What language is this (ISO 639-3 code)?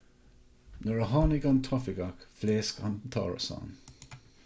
gle